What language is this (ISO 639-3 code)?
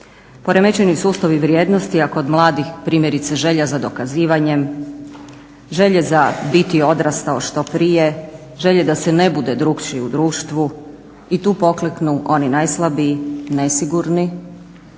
hrv